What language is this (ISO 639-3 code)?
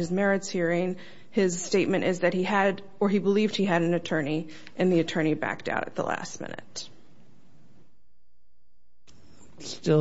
eng